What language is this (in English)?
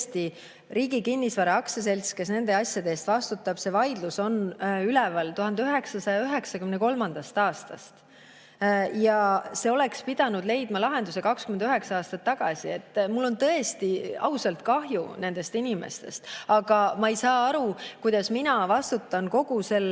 Estonian